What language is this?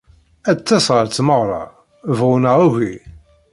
Kabyle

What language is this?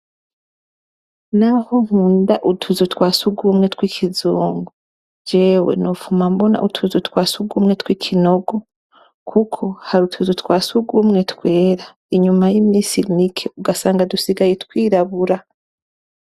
Rundi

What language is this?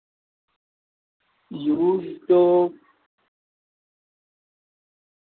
Urdu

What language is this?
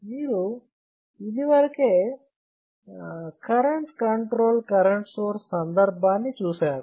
Telugu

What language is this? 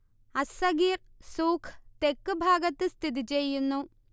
Malayalam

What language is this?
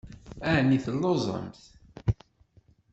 Kabyle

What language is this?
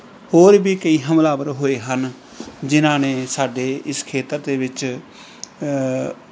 Punjabi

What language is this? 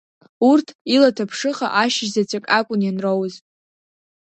Abkhazian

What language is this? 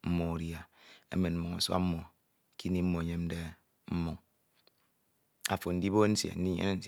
Ito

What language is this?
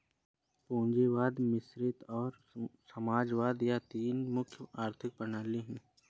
Hindi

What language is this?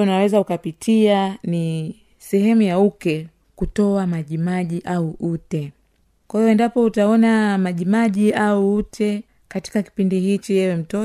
Swahili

